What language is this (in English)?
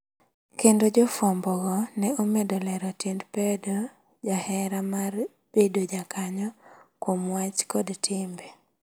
Luo (Kenya and Tanzania)